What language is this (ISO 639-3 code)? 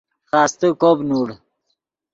ydg